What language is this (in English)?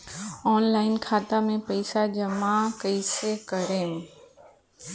Bhojpuri